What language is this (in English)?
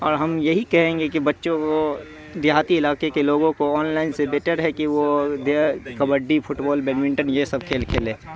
Urdu